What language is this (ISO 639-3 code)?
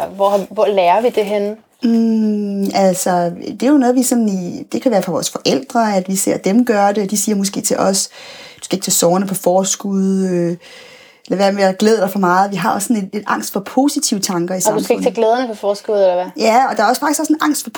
dan